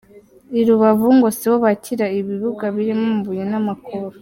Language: Kinyarwanda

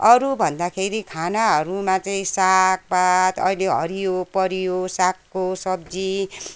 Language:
Nepali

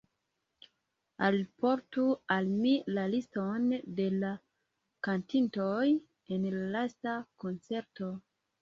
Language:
Esperanto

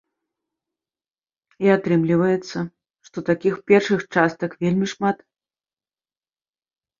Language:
Belarusian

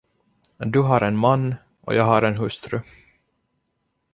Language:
Swedish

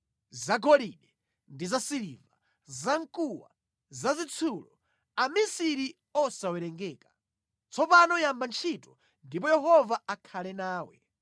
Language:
Nyanja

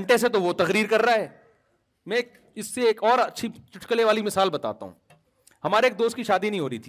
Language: Urdu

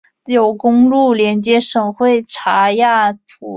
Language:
Chinese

